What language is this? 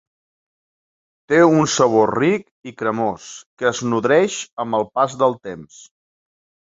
Catalan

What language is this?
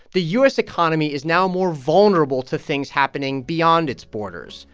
English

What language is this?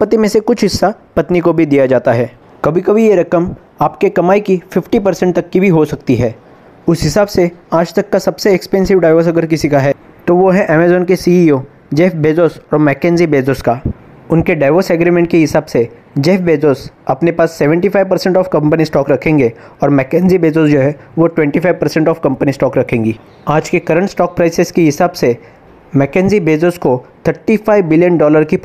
Hindi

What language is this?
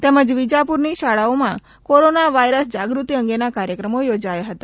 Gujarati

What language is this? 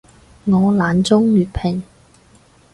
Cantonese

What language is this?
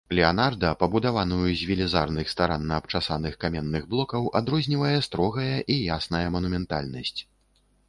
Belarusian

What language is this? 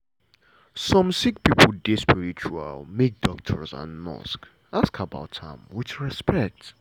Nigerian Pidgin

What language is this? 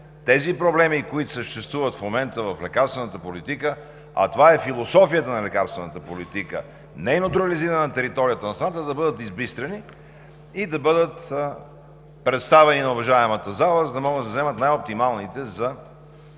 Bulgarian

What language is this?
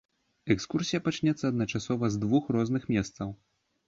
Belarusian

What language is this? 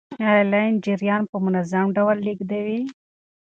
Pashto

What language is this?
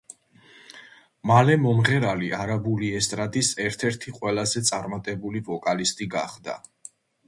Georgian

